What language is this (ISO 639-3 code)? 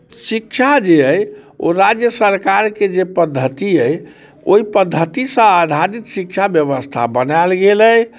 mai